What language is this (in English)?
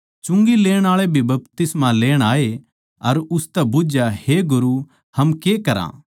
Haryanvi